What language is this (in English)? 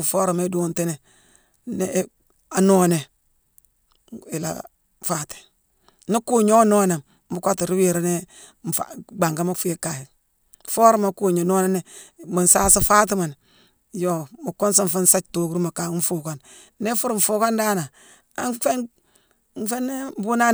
Mansoanka